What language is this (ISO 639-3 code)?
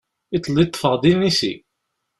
kab